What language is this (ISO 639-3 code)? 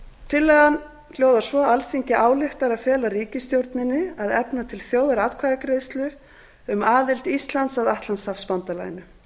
isl